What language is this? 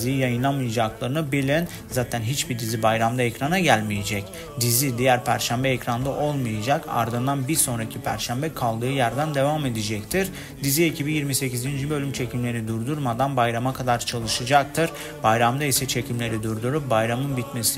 Turkish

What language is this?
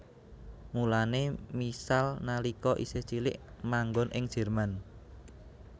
Javanese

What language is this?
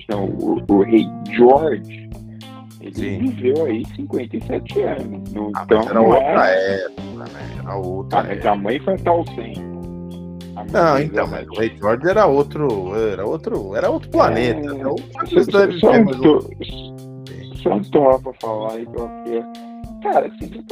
Portuguese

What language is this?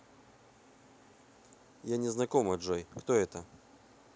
Russian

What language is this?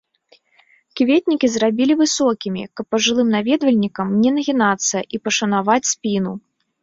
Belarusian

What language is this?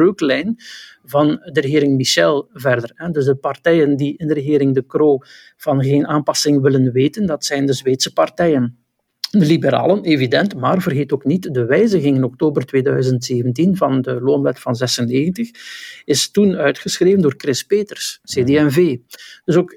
Dutch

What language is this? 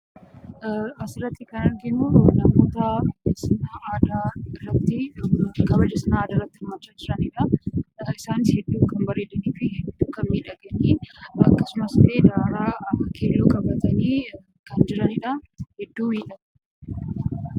Oromo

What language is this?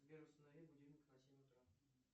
Russian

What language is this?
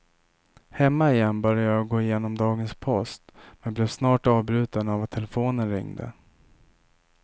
Swedish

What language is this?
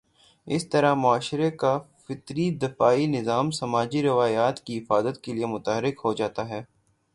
Urdu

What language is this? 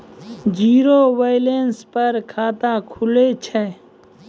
Maithili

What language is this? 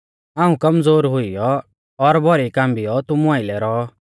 Mahasu Pahari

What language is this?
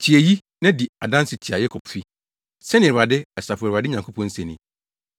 Akan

